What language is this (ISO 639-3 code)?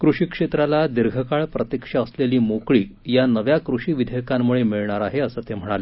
mar